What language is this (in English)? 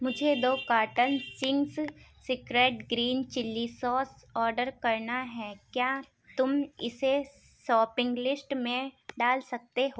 Urdu